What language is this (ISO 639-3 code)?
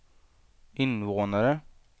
swe